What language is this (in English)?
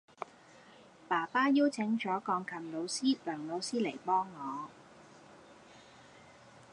Cantonese